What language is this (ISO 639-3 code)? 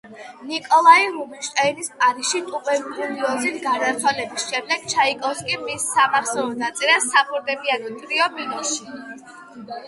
kat